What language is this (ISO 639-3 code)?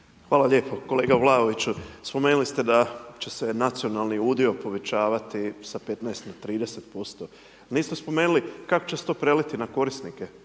hrv